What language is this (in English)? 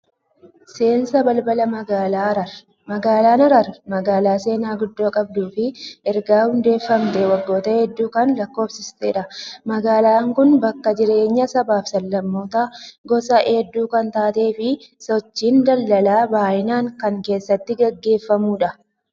Oromo